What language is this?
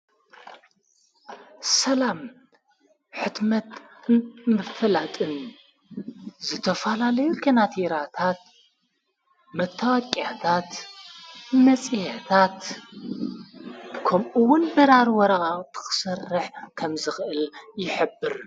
Tigrinya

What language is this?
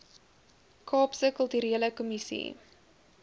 Afrikaans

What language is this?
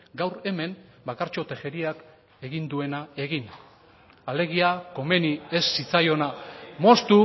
Basque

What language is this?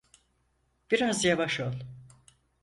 Turkish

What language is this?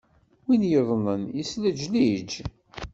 Kabyle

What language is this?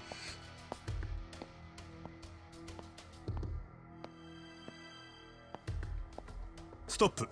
Japanese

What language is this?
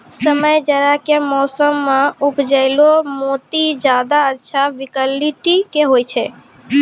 Maithili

